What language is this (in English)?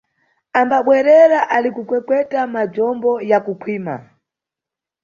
Nyungwe